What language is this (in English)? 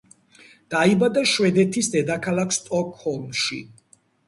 Georgian